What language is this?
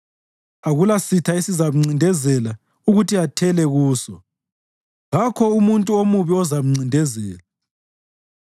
North Ndebele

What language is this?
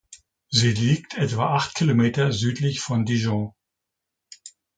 German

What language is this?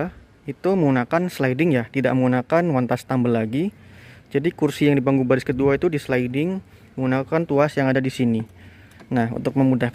Indonesian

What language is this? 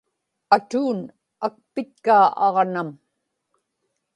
Inupiaq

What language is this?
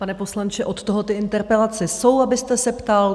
Czech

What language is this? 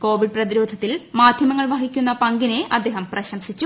Malayalam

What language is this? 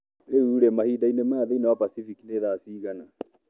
Kikuyu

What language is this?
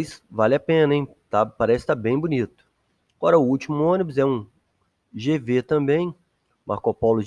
Portuguese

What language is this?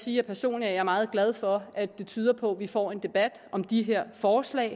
Danish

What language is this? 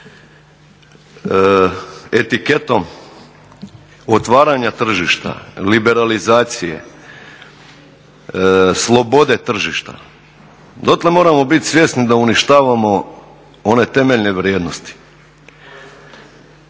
Croatian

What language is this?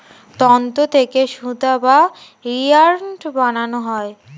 Bangla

